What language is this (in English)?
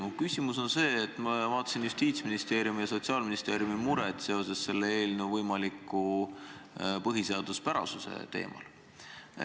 Estonian